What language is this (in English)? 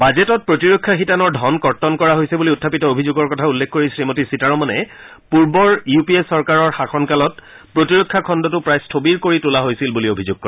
Assamese